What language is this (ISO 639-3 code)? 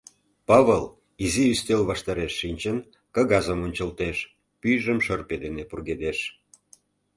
chm